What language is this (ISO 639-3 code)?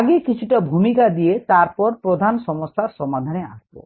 ben